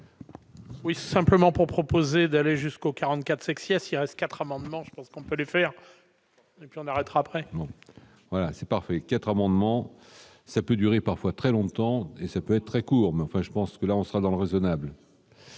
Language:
French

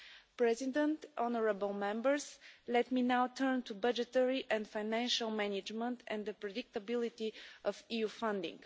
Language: English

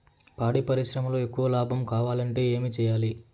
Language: Telugu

